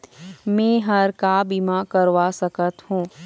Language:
Chhattisgarhi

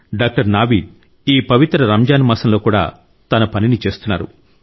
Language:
Telugu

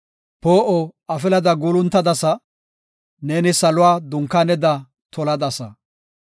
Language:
Gofa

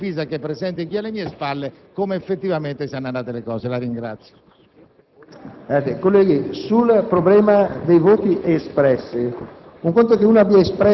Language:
Italian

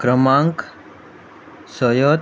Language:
Konkani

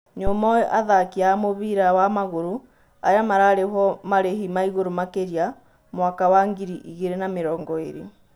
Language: Kikuyu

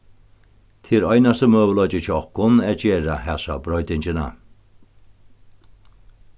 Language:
Faroese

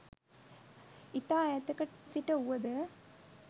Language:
Sinhala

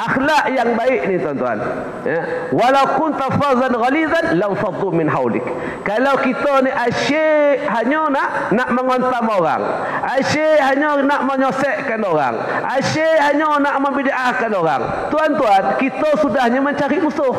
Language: Malay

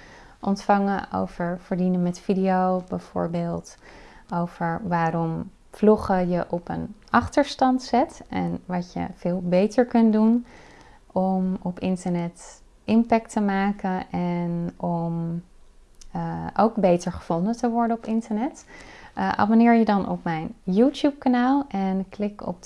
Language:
Dutch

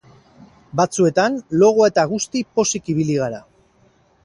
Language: Basque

